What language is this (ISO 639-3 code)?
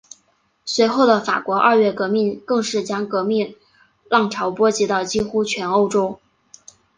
zho